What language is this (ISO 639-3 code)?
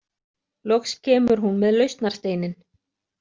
isl